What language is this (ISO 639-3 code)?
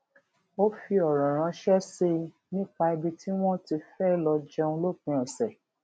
yor